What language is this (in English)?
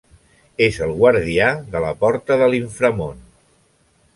Catalan